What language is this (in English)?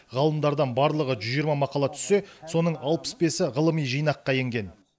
Kazakh